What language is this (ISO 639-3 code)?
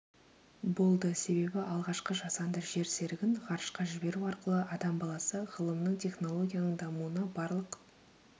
kaz